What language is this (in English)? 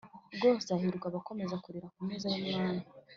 Kinyarwanda